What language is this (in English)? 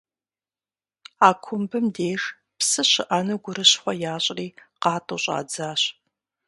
Kabardian